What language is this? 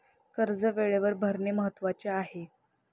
Marathi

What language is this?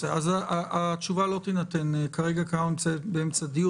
Hebrew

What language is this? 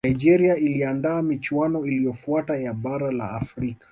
Swahili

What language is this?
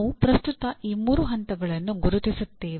Kannada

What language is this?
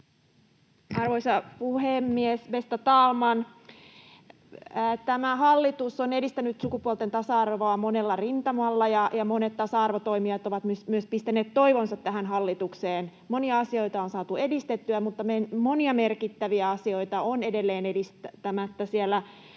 Finnish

